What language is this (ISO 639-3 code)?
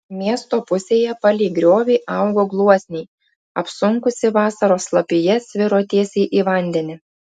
lit